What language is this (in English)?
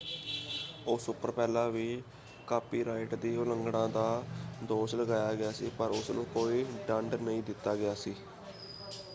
Punjabi